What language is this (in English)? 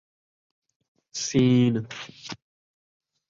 Saraiki